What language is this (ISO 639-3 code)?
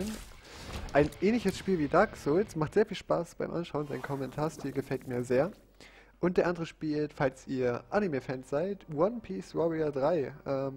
deu